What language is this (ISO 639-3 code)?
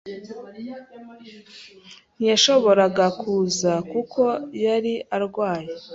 kin